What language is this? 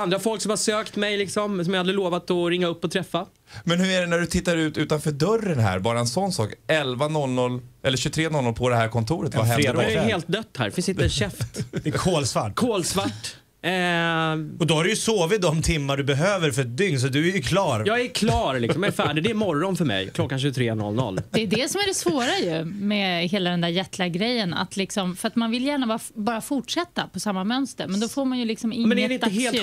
Swedish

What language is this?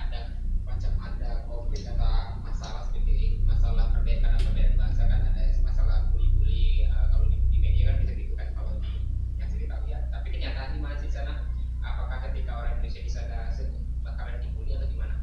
Indonesian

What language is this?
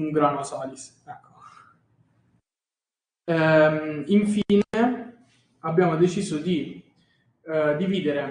Italian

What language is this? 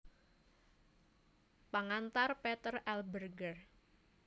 Javanese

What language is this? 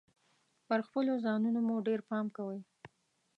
Pashto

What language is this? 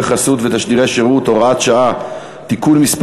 Hebrew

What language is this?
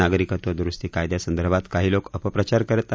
Marathi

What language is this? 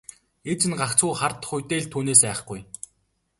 Mongolian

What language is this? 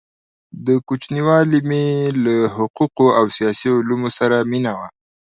Pashto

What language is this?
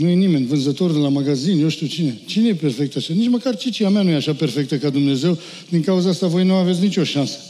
Romanian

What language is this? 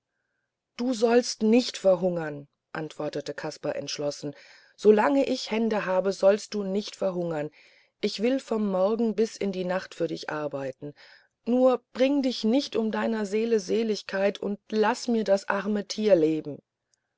German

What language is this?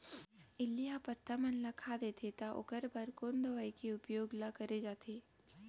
Chhattisgarhi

